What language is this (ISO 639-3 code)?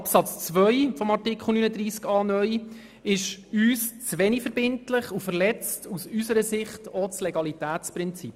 gsw